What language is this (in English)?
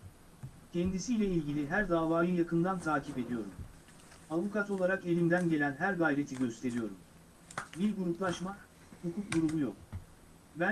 Turkish